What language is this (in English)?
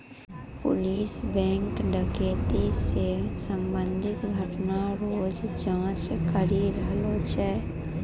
Maithili